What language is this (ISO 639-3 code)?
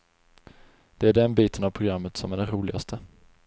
swe